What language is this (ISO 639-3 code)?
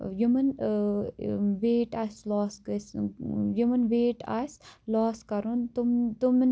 kas